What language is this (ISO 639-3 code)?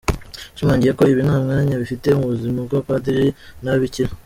kin